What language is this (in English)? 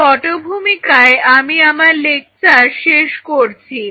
Bangla